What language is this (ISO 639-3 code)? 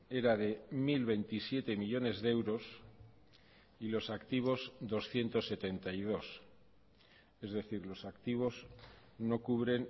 spa